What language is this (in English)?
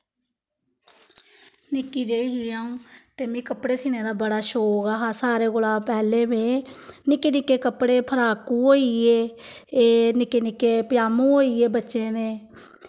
Dogri